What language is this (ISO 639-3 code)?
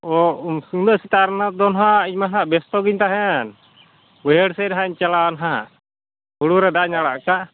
sat